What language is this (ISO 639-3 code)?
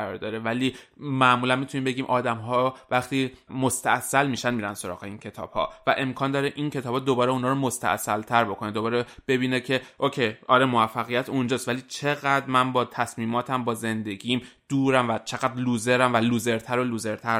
fas